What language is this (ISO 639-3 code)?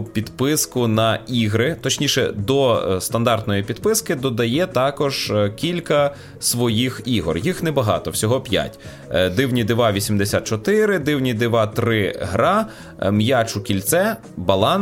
ukr